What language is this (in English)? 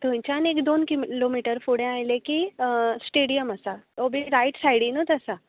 Konkani